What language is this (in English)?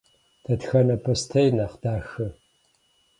Kabardian